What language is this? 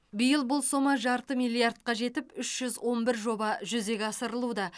Kazakh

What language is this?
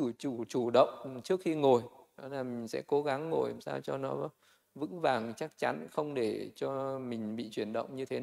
Vietnamese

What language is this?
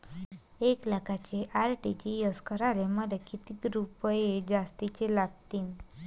Marathi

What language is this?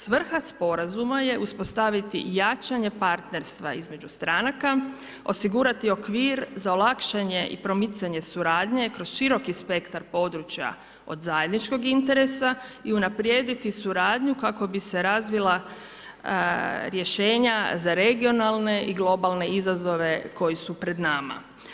Croatian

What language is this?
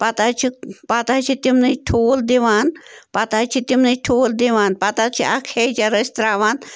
Kashmiri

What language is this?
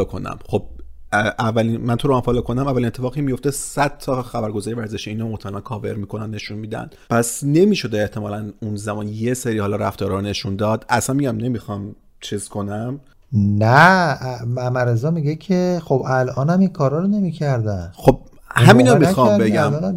Persian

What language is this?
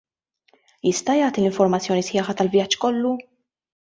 Maltese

